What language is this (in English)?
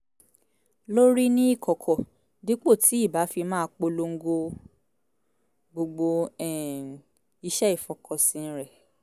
Yoruba